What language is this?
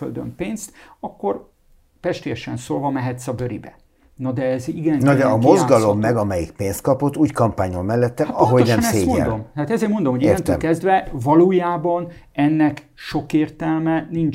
Hungarian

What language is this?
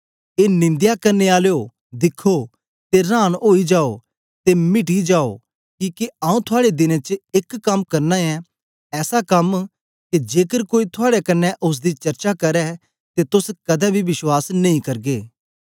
Dogri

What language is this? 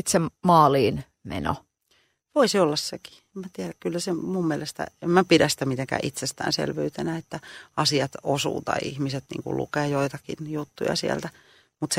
Finnish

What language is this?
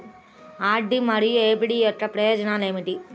Telugu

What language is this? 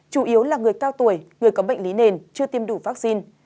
Vietnamese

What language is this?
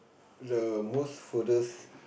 English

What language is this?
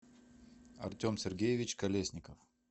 Russian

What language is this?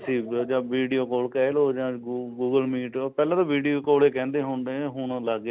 Punjabi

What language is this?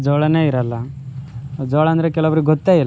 Kannada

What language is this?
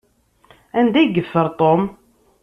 Kabyle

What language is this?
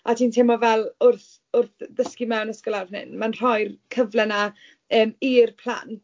Welsh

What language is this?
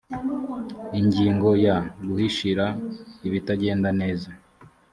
Kinyarwanda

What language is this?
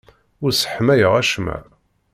Kabyle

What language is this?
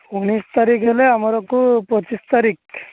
Odia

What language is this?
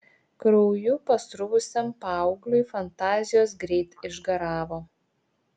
Lithuanian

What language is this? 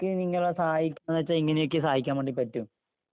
Malayalam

